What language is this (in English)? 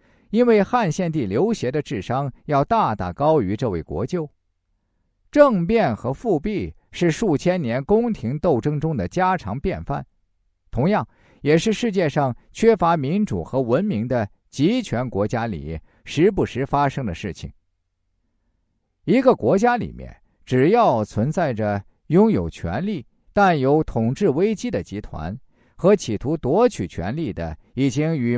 Chinese